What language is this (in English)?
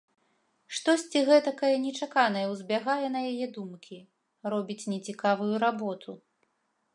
Belarusian